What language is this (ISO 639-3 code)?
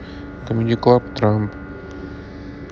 rus